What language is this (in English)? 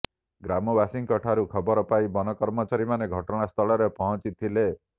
Odia